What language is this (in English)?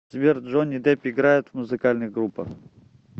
Russian